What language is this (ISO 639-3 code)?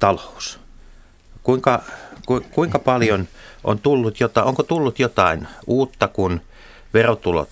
fin